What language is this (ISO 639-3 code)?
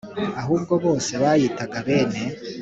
kin